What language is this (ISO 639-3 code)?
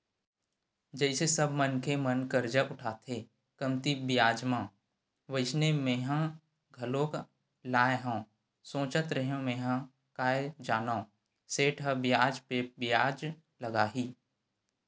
hne